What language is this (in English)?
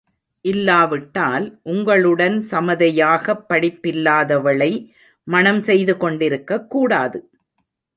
Tamil